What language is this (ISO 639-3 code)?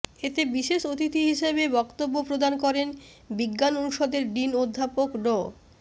ben